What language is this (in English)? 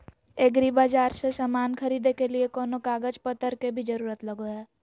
Magahi